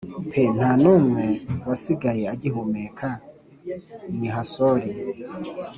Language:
Kinyarwanda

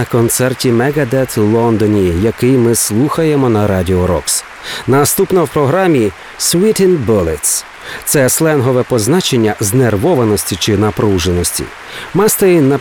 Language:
Ukrainian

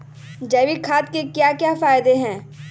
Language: Magahi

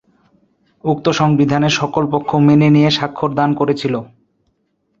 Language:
Bangla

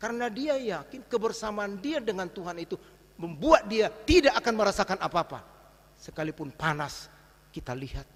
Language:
Indonesian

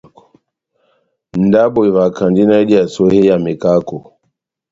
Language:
Batanga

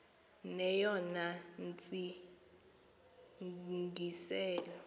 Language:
Xhosa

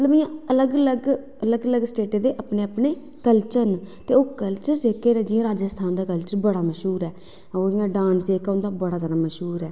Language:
Dogri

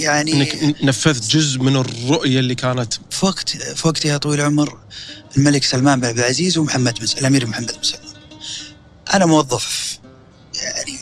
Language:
Arabic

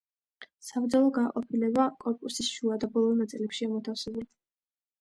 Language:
Georgian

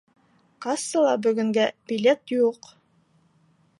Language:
Bashkir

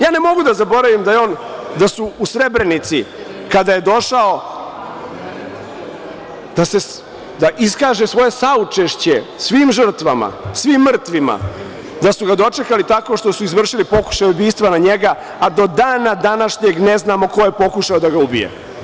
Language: Serbian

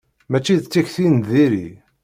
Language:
Kabyle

